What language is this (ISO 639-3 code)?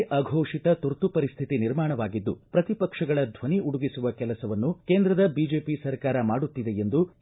kan